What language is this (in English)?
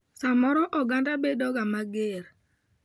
Luo (Kenya and Tanzania)